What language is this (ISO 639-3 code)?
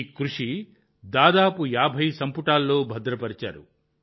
tel